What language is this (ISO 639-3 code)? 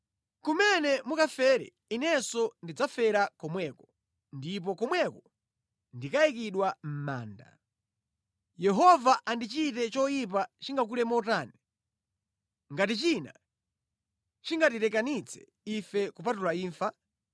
nya